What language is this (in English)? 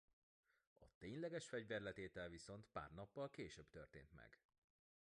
Hungarian